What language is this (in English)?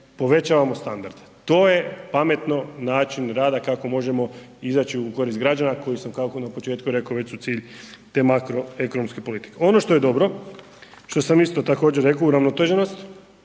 Croatian